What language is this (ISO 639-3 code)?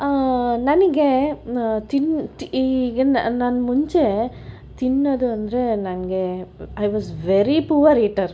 kan